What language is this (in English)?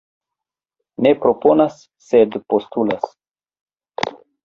Esperanto